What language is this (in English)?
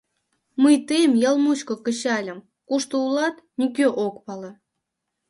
Mari